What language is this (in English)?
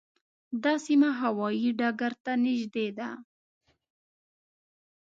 Pashto